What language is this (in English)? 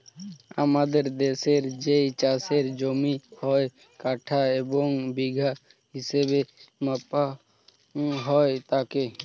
Bangla